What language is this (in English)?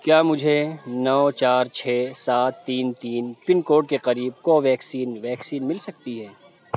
Urdu